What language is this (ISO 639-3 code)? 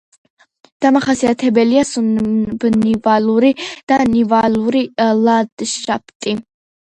kat